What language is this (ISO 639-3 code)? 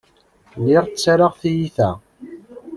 kab